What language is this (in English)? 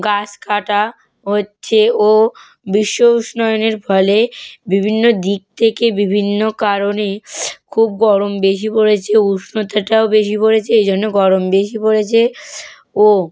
Bangla